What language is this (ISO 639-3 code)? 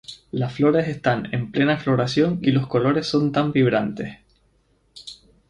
spa